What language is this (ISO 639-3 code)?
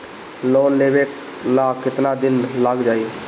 bho